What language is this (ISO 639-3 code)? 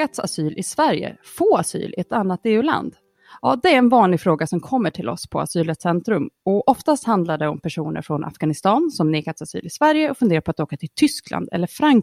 swe